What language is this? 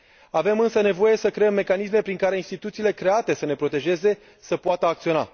Romanian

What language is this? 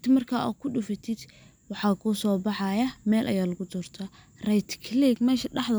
Somali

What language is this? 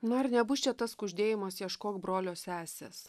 Lithuanian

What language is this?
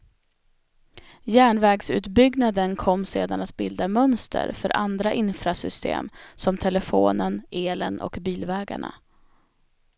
Swedish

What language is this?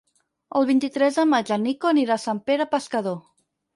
Catalan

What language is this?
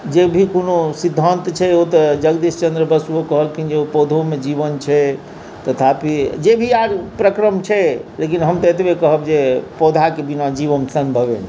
Maithili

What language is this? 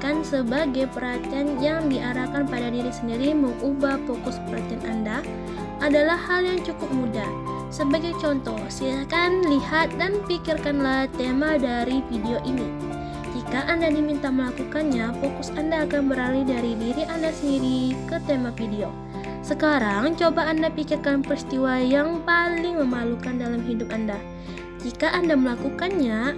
Indonesian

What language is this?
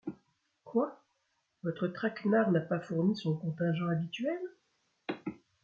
French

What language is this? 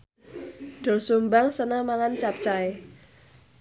Javanese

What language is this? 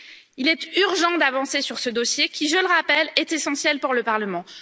French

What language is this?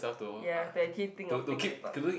English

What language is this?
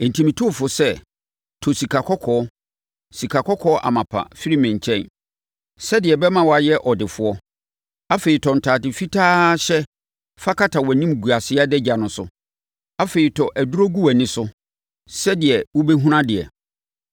Akan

